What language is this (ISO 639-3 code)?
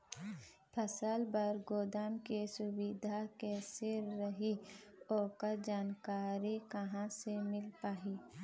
hne